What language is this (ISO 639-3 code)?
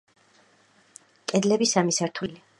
kat